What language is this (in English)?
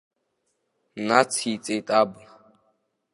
Abkhazian